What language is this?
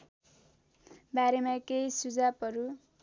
Nepali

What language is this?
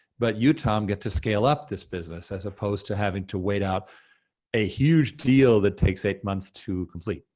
English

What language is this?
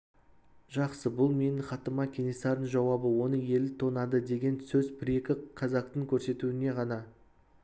Kazakh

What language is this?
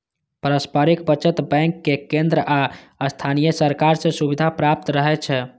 Maithili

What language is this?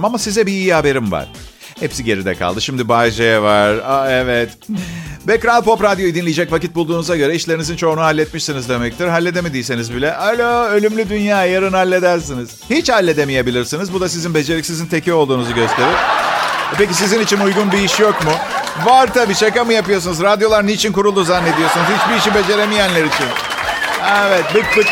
Turkish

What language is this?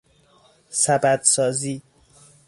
Persian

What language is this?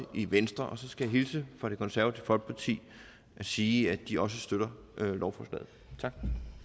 Danish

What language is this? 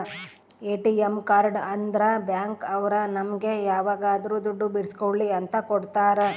Kannada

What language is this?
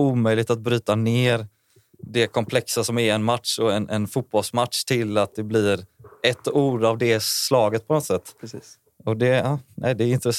Swedish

